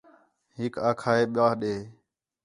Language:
Khetrani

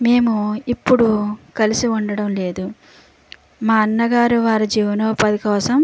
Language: Telugu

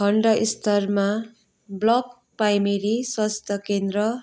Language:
Nepali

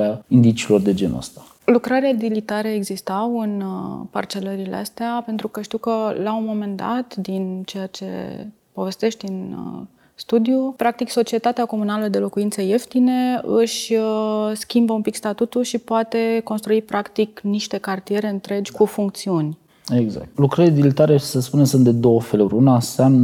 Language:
Romanian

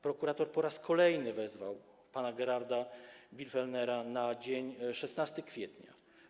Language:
Polish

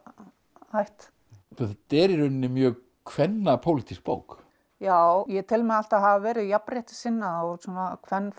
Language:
Icelandic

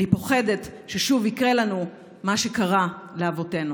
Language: Hebrew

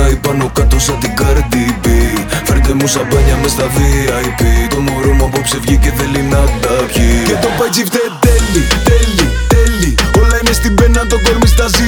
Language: Greek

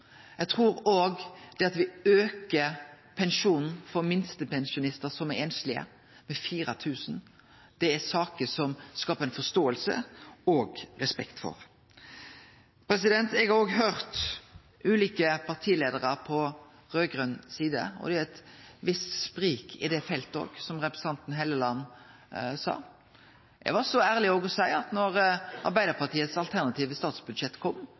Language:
Norwegian Nynorsk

